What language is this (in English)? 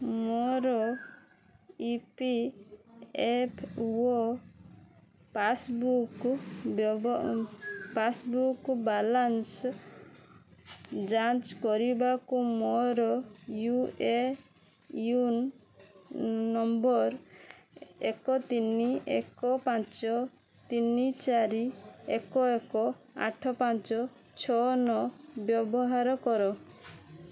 Odia